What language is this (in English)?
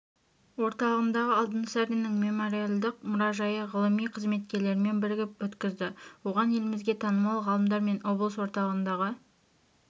Kazakh